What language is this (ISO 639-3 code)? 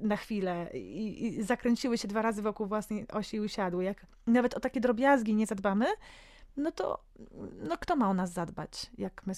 pol